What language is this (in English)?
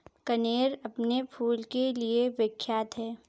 Hindi